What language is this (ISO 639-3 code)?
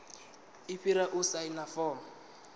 ven